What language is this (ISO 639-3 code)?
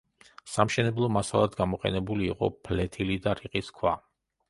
kat